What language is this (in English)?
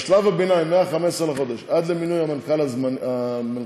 Hebrew